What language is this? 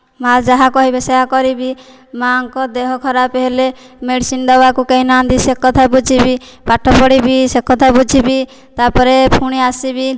Odia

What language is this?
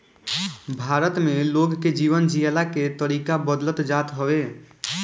Bhojpuri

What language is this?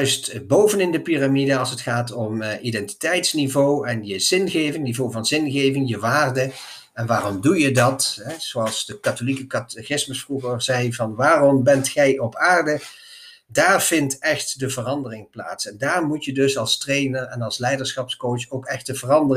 Dutch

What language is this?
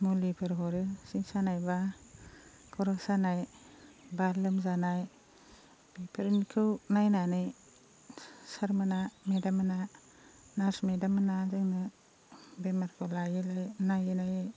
Bodo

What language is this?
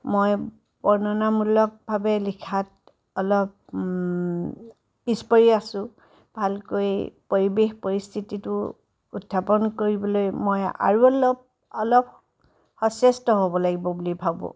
Assamese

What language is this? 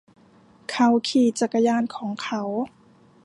Thai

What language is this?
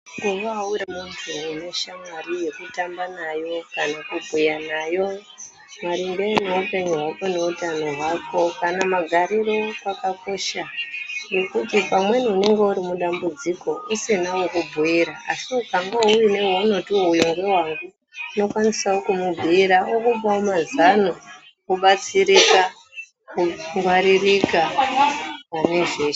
Ndau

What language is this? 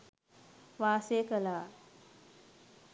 Sinhala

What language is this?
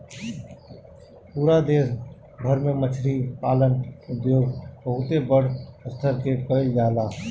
Bhojpuri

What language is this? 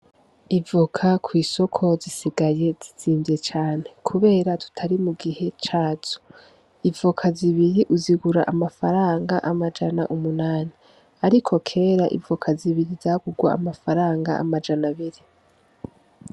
Rundi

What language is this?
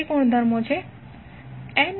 Gujarati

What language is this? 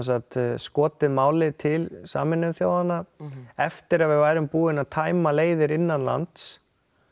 Icelandic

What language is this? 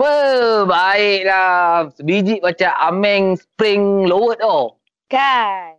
Malay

